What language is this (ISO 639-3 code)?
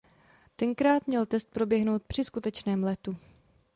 ces